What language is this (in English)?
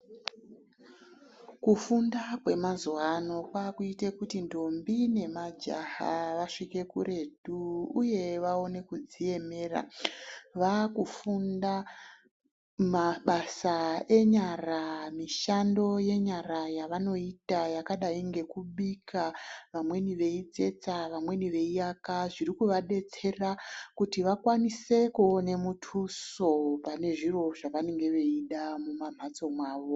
Ndau